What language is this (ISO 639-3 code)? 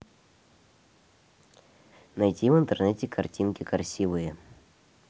rus